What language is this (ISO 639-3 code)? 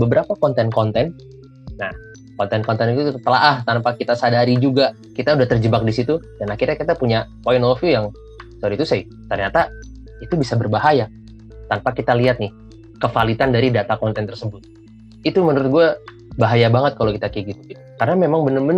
ind